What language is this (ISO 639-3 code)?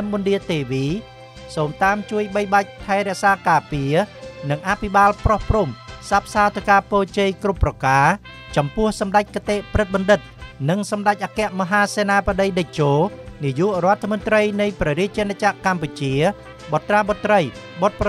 tha